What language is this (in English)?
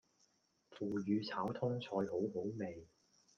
Cantonese